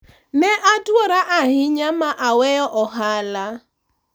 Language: Luo (Kenya and Tanzania)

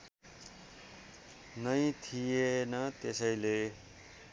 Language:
Nepali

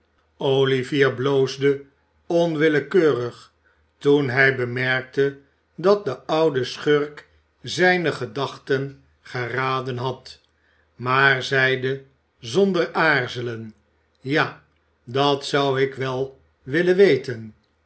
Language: Dutch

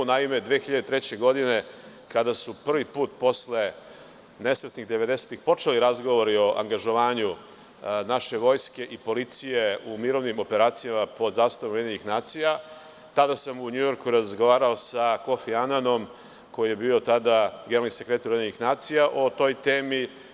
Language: Serbian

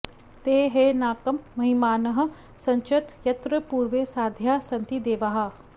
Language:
Sanskrit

